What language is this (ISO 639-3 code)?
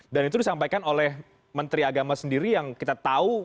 ind